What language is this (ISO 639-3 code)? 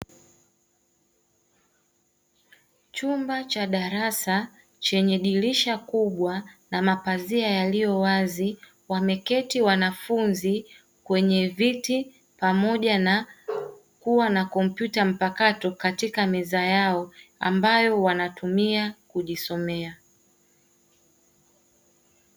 swa